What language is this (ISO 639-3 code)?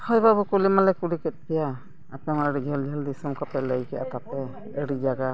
sat